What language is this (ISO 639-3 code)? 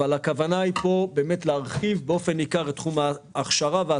heb